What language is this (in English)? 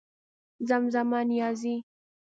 Pashto